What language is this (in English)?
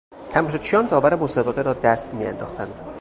Persian